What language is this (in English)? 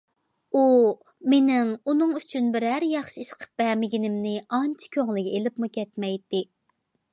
Uyghur